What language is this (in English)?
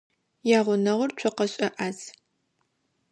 Adyghe